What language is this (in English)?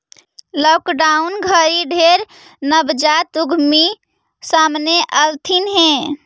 Magahi